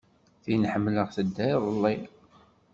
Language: Kabyle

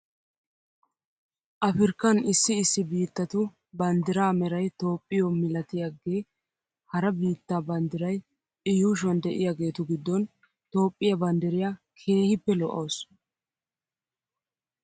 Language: Wolaytta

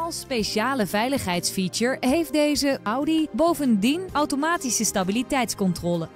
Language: Dutch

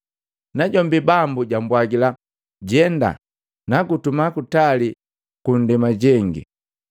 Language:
Matengo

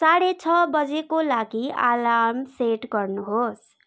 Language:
Nepali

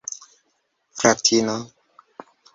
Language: Esperanto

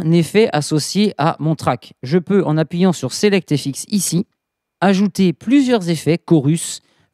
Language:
French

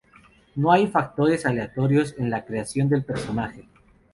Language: Spanish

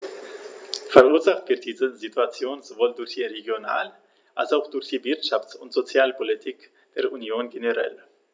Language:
German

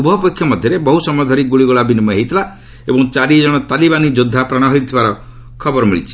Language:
Odia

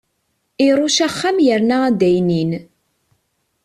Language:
Kabyle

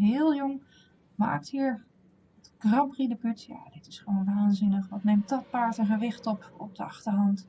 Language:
Dutch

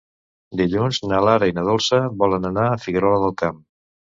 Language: Catalan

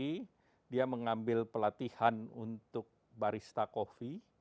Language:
Indonesian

